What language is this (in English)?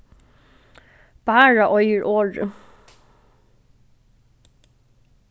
Faroese